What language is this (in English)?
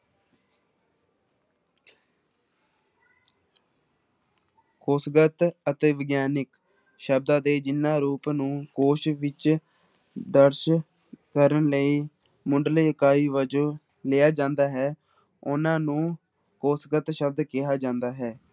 Punjabi